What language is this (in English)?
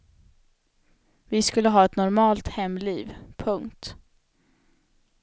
Swedish